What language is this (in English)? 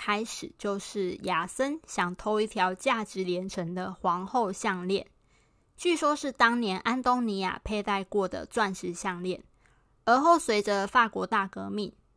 Chinese